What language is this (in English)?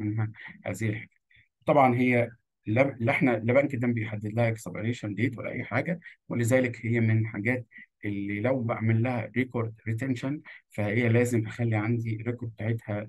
Arabic